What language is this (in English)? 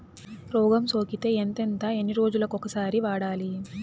Telugu